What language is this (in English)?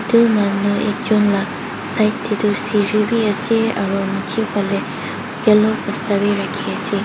Naga Pidgin